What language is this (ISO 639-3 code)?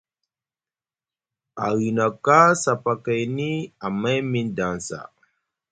mug